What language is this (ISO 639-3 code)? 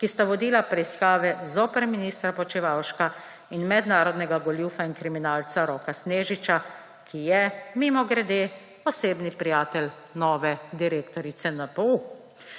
slv